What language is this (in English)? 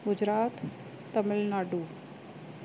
Sindhi